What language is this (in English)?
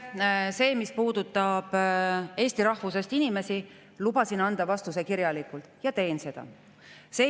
Estonian